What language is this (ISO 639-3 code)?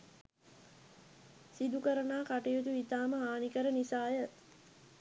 sin